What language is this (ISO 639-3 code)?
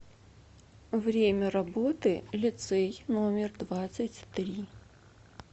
rus